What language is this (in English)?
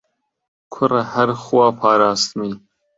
Central Kurdish